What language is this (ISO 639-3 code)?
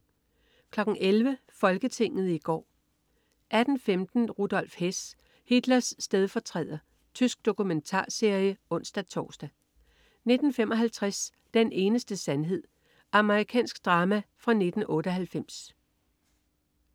dan